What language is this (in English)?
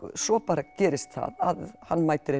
Icelandic